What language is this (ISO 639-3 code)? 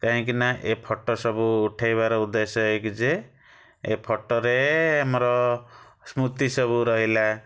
ori